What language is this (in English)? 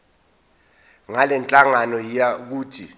Zulu